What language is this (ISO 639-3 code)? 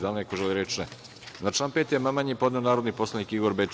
srp